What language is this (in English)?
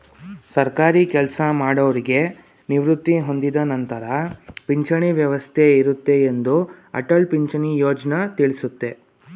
Kannada